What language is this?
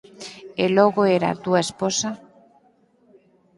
Galician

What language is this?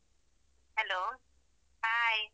Kannada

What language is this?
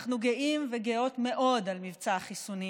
Hebrew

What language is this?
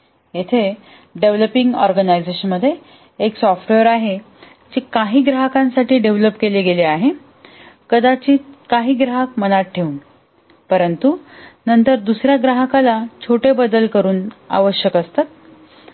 Marathi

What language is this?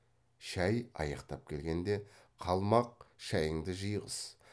Kazakh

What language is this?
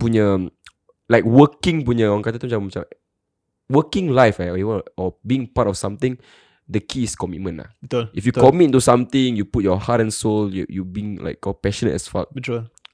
Malay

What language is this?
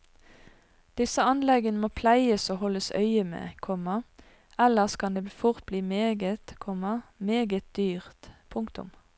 Norwegian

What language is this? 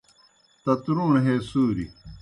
Kohistani Shina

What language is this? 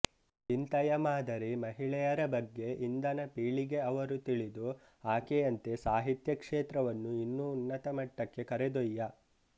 Kannada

